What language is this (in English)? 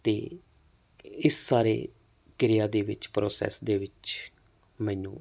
Punjabi